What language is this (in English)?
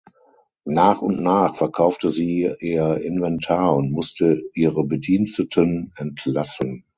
German